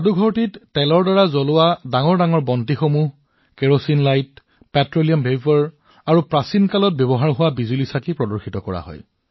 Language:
Assamese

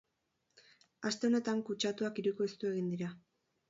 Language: Basque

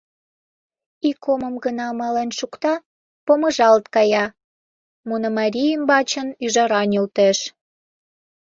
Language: Mari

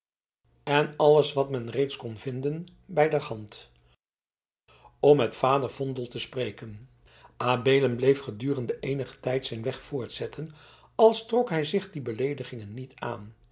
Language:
Dutch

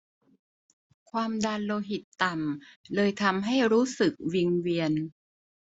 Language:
Thai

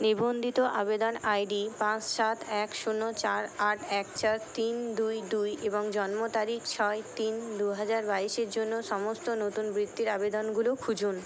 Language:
Bangla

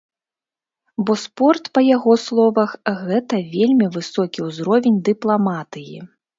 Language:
Belarusian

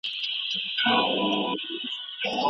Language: Pashto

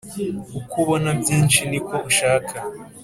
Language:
Kinyarwanda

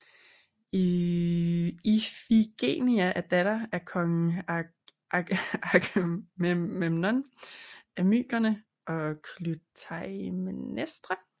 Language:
Danish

